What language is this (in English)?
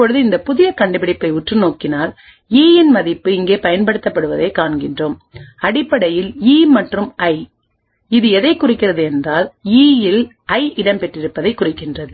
Tamil